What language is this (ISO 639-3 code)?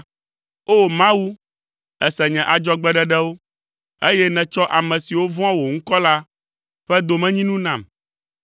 ewe